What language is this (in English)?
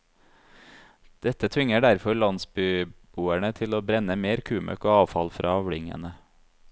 Norwegian